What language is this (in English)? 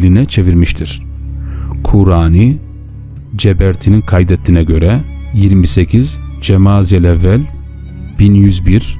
Turkish